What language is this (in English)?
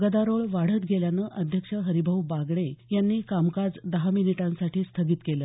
Marathi